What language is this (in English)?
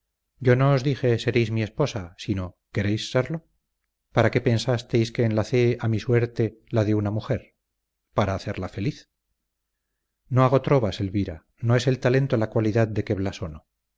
Spanish